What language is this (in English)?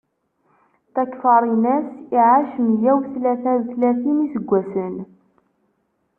Kabyle